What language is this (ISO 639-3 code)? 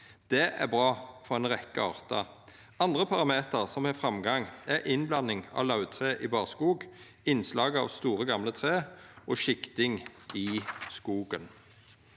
nor